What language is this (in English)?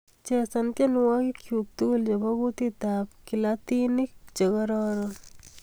Kalenjin